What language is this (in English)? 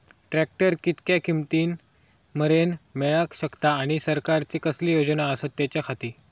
Marathi